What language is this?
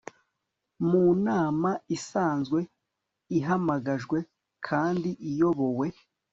Kinyarwanda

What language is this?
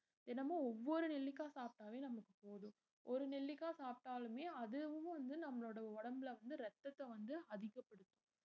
Tamil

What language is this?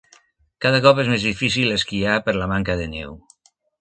Catalan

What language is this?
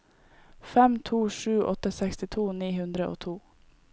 Norwegian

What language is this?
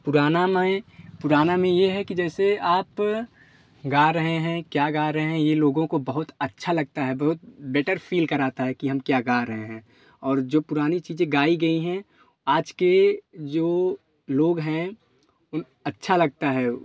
Hindi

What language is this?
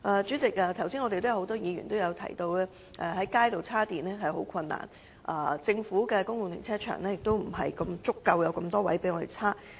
Cantonese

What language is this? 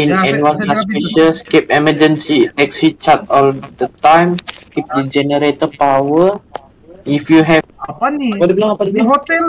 Indonesian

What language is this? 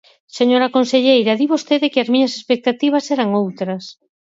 Galician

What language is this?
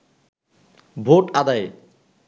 Bangla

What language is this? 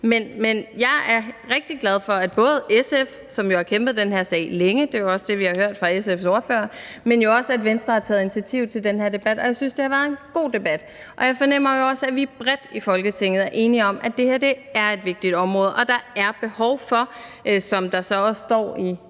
Danish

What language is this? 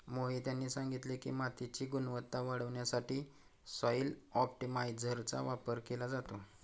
Marathi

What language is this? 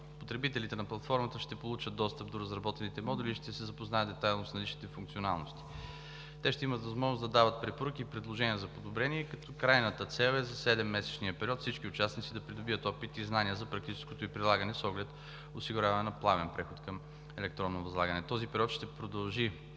Bulgarian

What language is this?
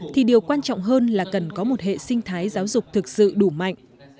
Vietnamese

